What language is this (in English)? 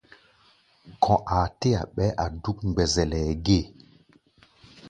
Gbaya